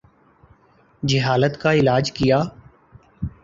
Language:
Urdu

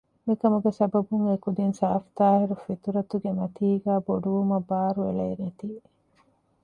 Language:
Divehi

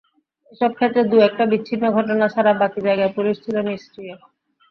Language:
Bangla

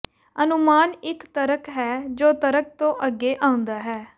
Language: Punjabi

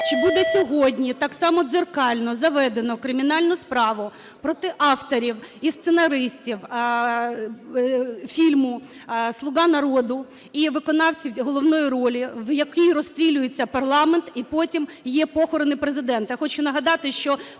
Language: Ukrainian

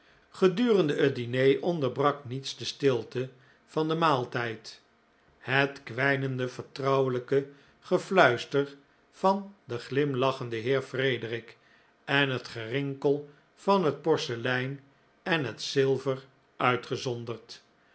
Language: Dutch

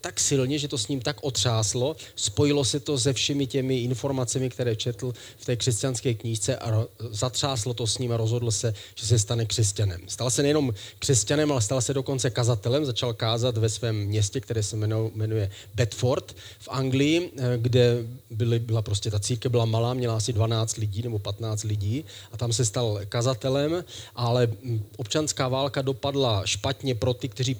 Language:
Czech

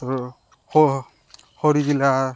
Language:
Assamese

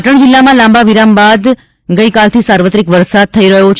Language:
Gujarati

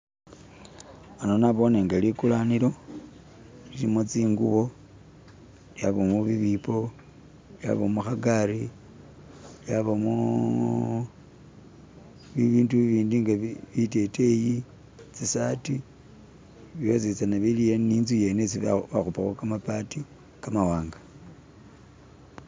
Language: Masaaba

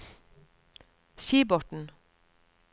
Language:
Norwegian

